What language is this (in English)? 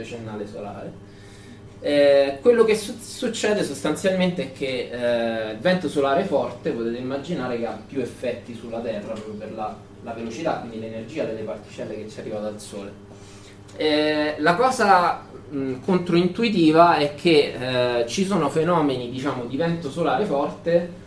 Italian